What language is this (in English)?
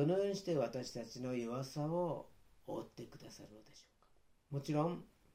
Japanese